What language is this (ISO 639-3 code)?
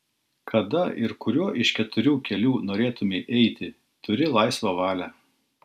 lit